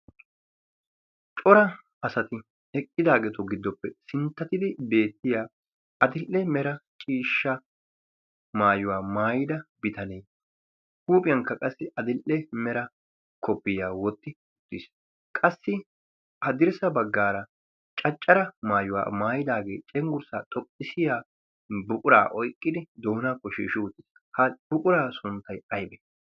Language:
Wolaytta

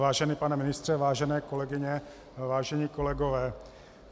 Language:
Czech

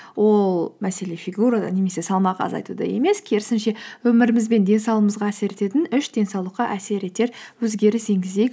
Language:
Kazakh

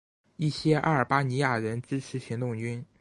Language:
Chinese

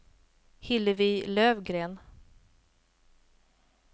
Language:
Swedish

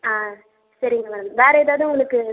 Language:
Tamil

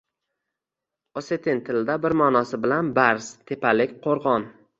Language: Uzbek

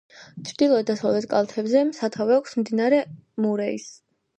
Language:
Georgian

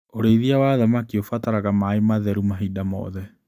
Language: Kikuyu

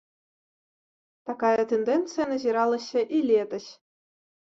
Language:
Belarusian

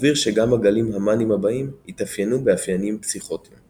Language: Hebrew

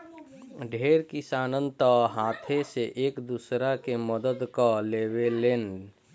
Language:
Bhojpuri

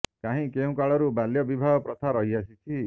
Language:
Odia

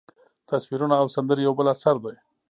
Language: Pashto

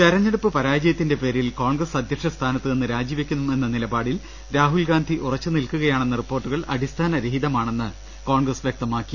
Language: Malayalam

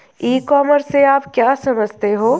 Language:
Hindi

